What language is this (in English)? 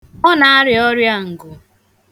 Igbo